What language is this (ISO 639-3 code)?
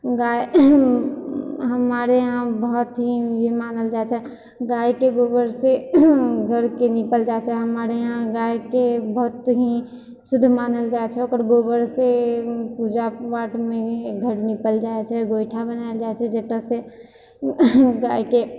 mai